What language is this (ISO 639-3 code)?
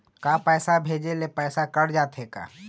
hne